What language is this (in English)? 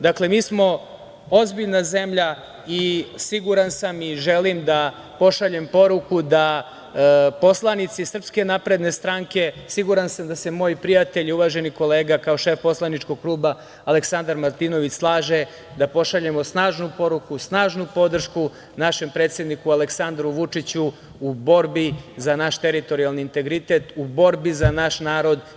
Serbian